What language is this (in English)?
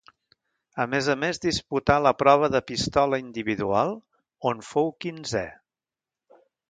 Catalan